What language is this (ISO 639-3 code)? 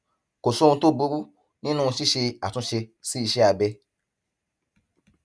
yor